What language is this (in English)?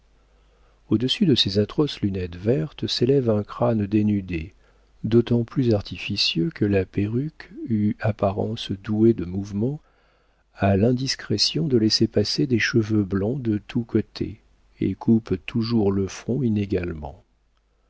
French